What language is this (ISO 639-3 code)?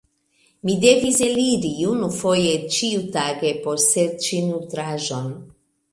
epo